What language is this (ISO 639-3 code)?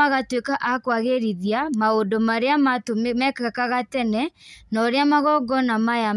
kik